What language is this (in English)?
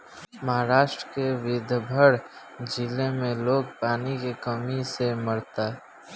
Bhojpuri